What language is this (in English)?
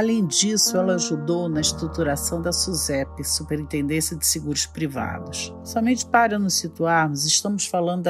Portuguese